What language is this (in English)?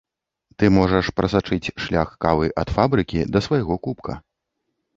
Belarusian